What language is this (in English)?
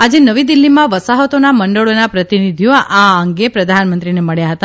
Gujarati